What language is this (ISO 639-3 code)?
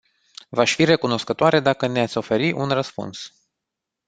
ron